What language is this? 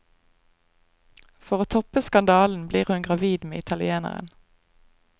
Norwegian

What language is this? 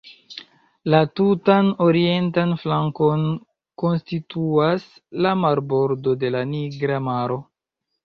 Esperanto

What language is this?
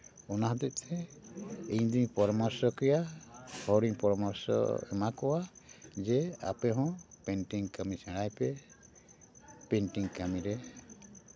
Santali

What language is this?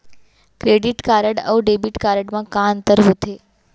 Chhattisgarhi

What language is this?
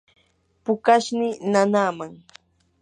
Yanahuanca Pasco Quechua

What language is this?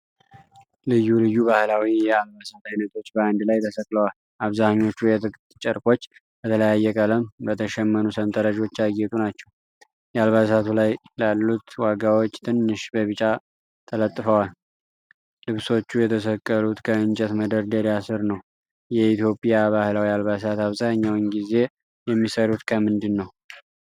Amharic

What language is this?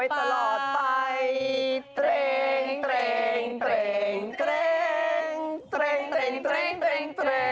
Thai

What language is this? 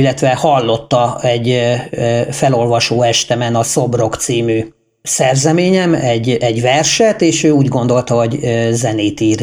Hungarian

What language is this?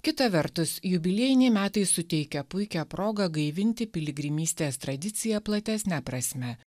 Lithuanian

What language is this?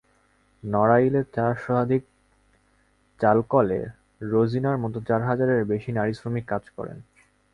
Bangla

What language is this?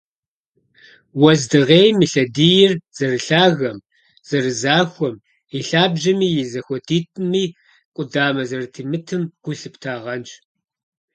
Kabardian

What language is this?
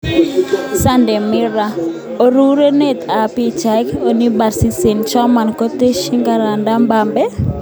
Kalenjin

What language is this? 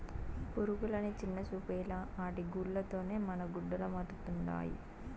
Telugu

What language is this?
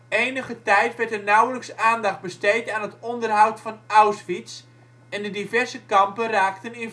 Dutch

